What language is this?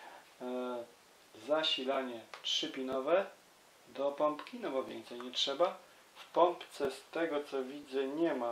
Polish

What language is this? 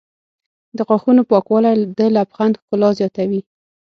Pashto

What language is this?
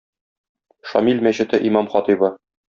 Tatar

